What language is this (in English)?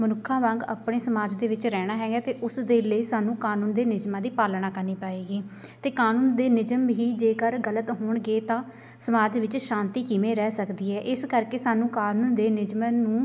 Punjabi